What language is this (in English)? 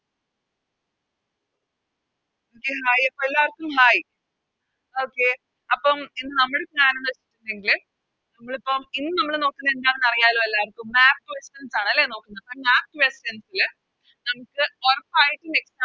Malayalam